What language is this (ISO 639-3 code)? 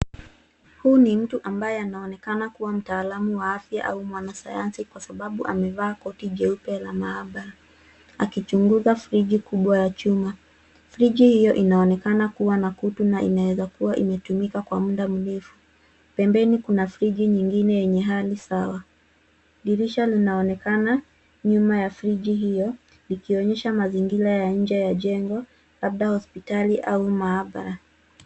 swa